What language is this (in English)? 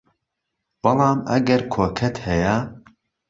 Central Kurdish